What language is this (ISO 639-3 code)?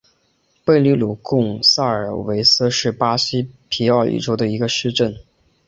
zho